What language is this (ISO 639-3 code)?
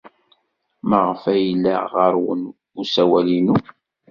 kab